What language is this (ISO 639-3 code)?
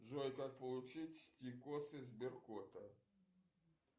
rus